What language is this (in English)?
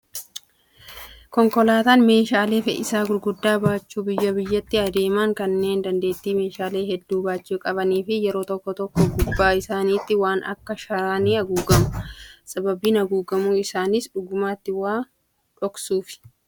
Oromo